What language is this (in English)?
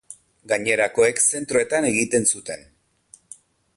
Basque